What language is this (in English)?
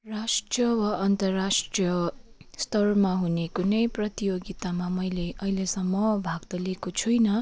Nepali